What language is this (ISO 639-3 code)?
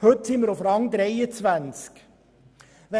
gsw